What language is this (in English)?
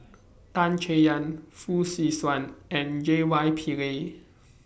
English